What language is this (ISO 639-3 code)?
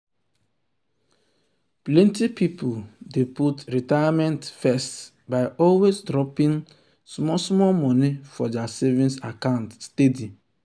pcm